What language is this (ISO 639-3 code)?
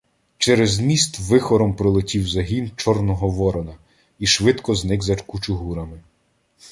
ukr